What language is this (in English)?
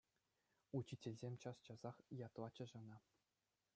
Chuvash